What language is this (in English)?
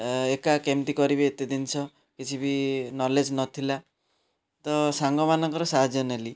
Odia